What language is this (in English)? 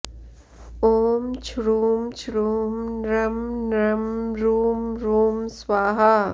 Sanskrit